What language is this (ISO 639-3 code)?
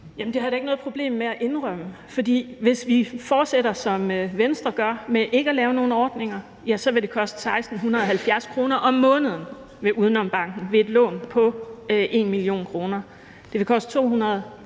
dan